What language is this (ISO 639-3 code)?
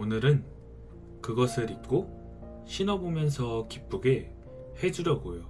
kor